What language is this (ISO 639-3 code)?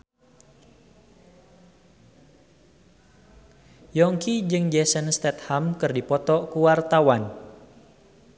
sun